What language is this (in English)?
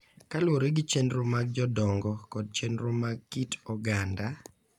Luo (Kenya and Tanzania)